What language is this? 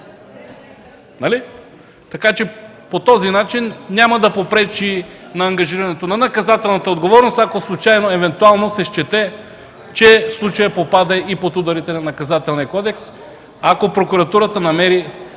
Bulgarian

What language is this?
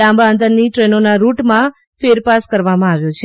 Gujarati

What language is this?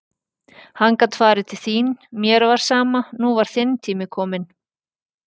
Icelandic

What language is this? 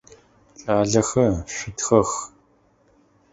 Adyghe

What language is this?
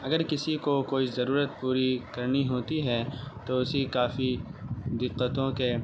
Urdu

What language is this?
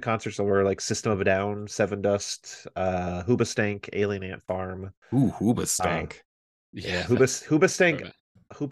English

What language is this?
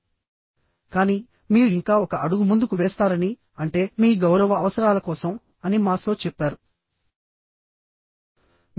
Telugu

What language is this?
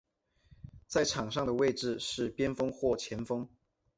Chinese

